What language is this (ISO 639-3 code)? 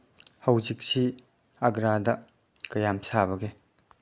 mni